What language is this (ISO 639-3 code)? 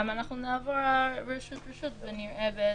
heb